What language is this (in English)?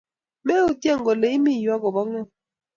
Kalenjin